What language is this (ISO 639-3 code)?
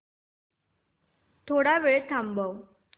mar